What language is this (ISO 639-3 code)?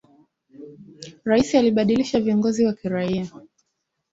swa